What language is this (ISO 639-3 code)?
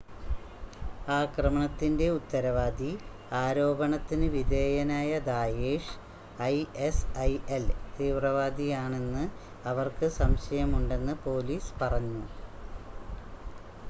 mal